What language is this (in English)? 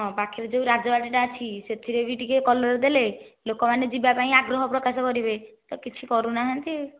Odia